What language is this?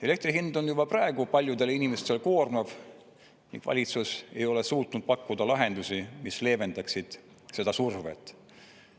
Estonian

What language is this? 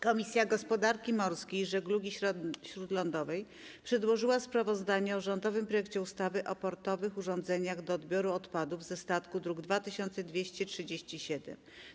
Polish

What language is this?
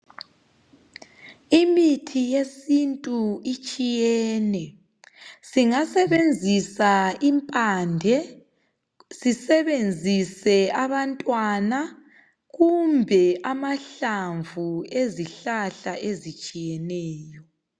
North Ndebele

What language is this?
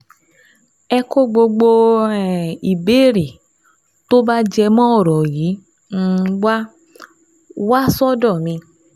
Yoruba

